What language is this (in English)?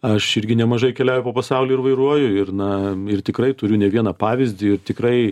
Lithuanian